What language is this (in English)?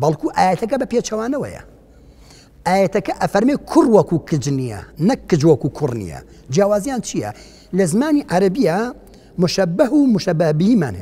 Arabic